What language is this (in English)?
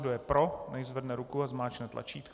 Czech